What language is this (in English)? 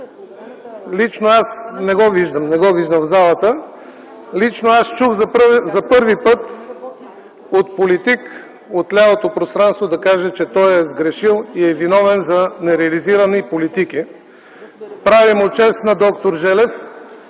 Bulgarian